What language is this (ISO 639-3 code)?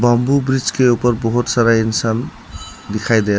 hin